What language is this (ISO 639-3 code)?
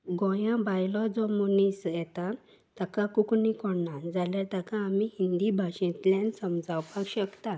kok